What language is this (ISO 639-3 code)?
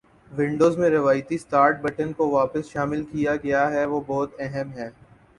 urd